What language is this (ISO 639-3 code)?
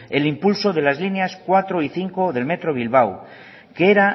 spa